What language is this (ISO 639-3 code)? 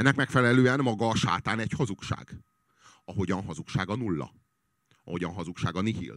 hun